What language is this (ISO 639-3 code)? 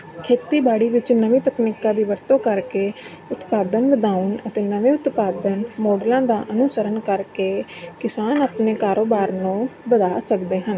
pan